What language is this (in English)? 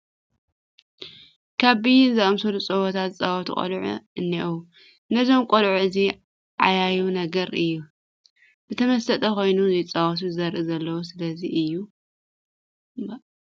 Tigrinya